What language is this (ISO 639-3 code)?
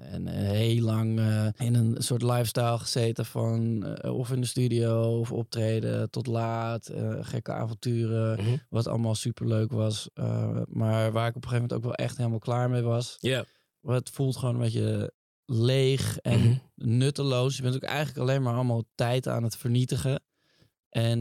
nld